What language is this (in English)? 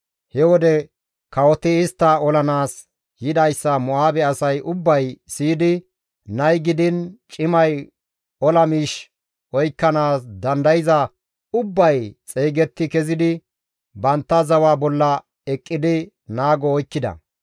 Gamo